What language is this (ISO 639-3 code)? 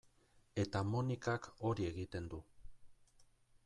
eus